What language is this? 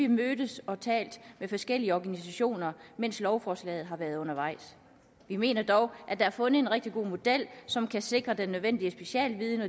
Danish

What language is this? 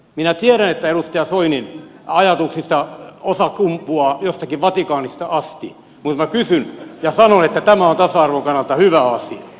Finnish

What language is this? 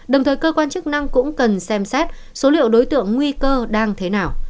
Vietnamese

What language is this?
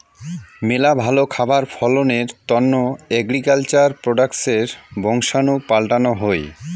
Bangla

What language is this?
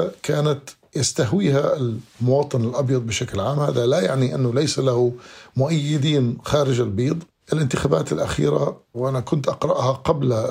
Arabic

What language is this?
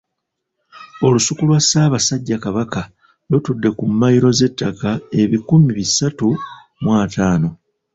Ganda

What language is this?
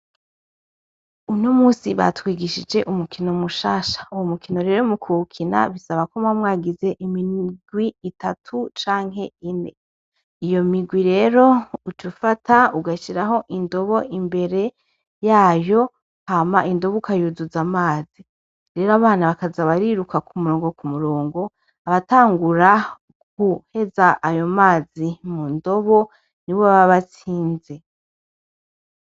Rundi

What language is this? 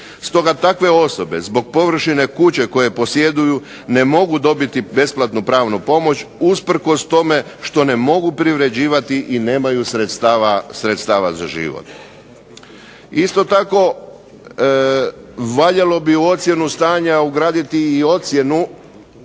Croatian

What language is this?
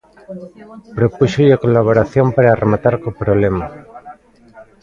Galician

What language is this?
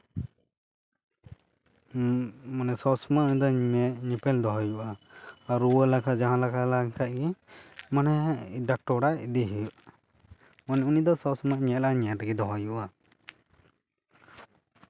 Santali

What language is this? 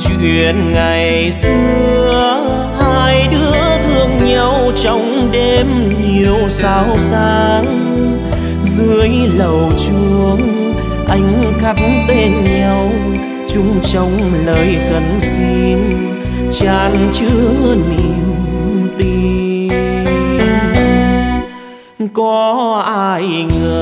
Vietnamese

